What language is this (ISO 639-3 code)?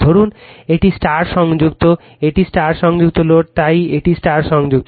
ben